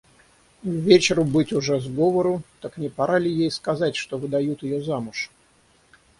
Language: Russian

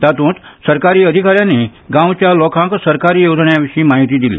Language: Konkani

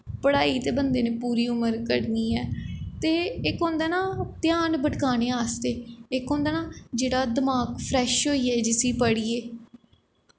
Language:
Dogri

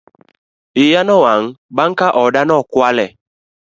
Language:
Luo (Kenya and Tanzania)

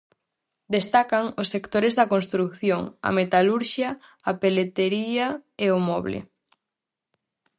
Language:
Galician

